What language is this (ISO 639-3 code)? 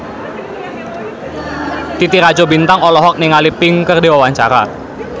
sun